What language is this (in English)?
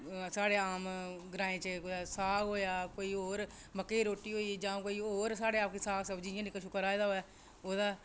Dogri